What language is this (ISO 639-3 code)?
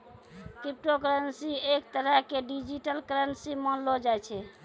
mai